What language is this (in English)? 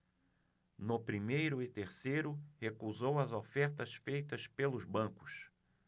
Portuguese